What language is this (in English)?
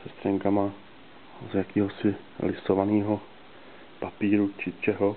Czech